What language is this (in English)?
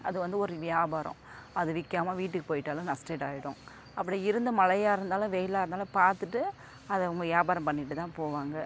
Tamil